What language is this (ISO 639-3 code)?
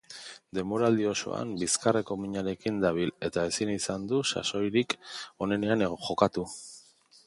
eus